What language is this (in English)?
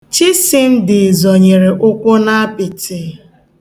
Igbo